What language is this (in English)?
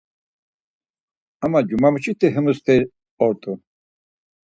Laz